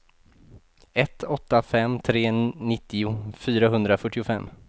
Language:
Swedish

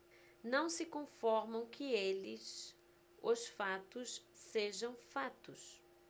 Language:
Portuguese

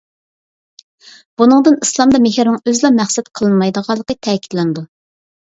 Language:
Uyghur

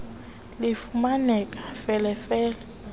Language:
Xhosa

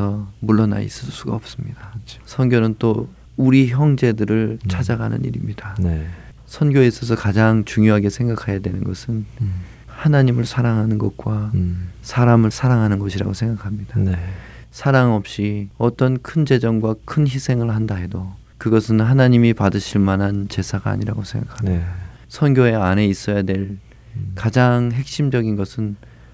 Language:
Korean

